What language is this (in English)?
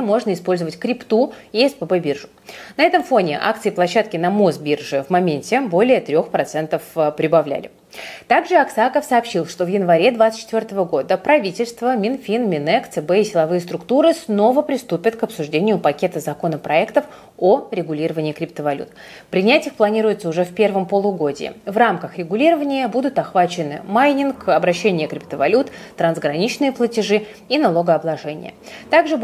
Russian